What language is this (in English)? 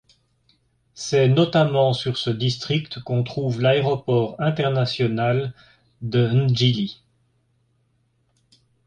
French